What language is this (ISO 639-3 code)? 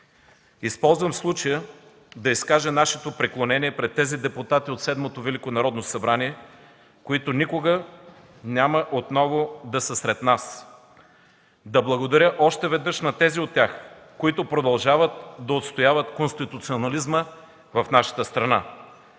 bul